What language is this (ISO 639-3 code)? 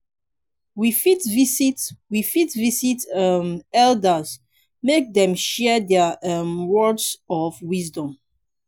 pcm